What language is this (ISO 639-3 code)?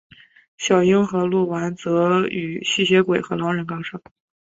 zho